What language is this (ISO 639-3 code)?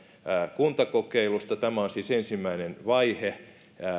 fin